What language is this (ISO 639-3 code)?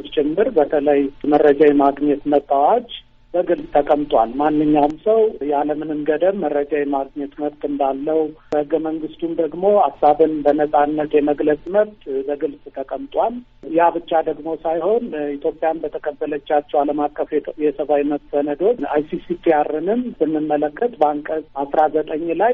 amh